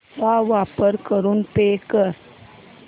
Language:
Marathi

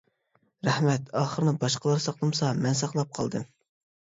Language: Uyghur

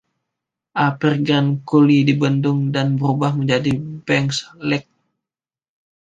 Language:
Indonesian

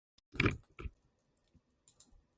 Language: Japanese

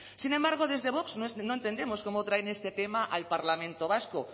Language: Spanish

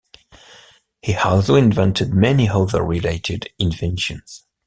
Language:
English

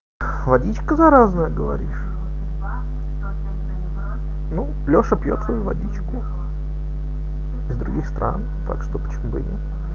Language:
Russian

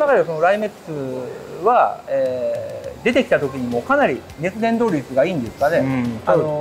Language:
Japanese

